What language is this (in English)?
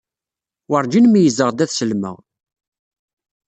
Kabyle